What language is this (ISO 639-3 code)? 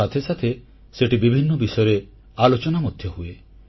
ori